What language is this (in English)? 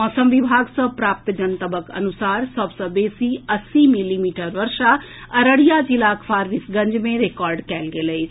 Maithili